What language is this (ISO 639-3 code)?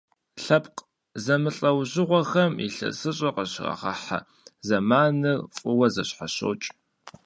kbd